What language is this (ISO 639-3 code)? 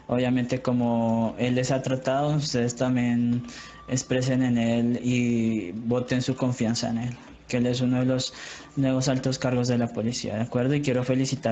spa